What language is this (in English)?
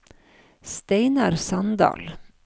Norwegian